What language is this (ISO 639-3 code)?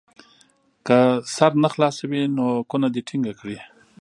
pus